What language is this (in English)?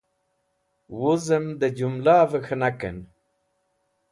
Wakhi